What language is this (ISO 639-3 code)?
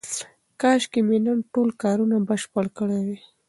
pus